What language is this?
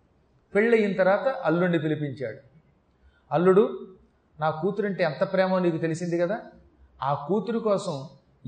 Telugu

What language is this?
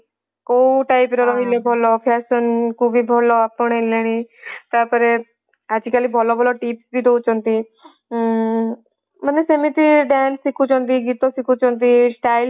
Odia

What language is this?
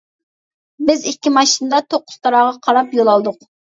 Uyghur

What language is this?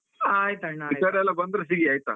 Kannada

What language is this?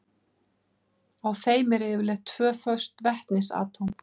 Icelandic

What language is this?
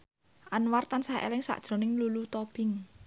Javanese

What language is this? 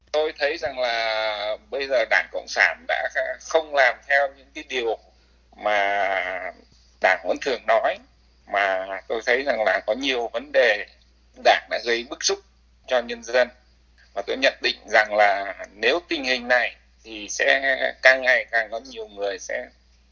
Vietnamese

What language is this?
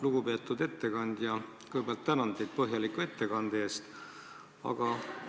Estonian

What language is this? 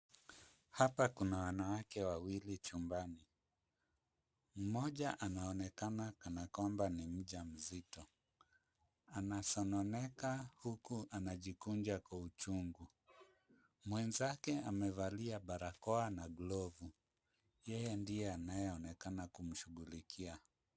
Swahili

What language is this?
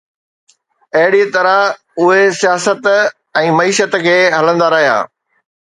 Sindhi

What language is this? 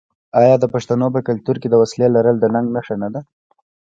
Pashto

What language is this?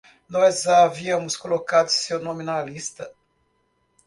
Portuguese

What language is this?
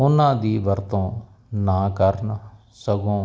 Punjabi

